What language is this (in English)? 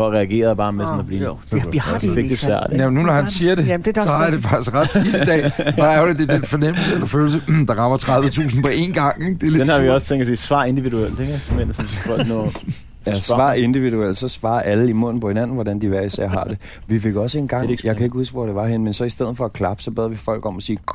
Danish